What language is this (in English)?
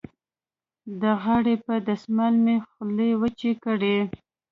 Pashto